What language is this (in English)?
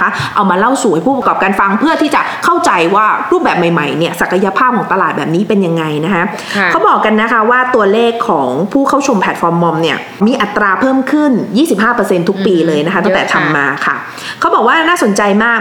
Thai